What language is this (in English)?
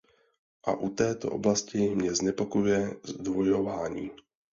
Czech